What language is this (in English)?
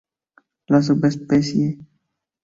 Spanish